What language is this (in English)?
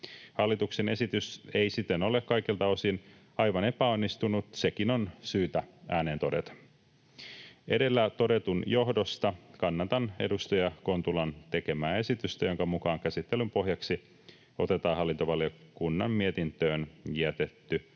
Finnish